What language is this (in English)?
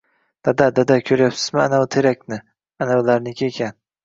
Uzbek